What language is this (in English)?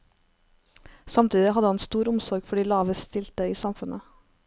Norwegian